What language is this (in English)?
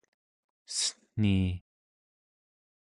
Central Yupik